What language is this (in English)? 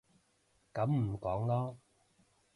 Cantonese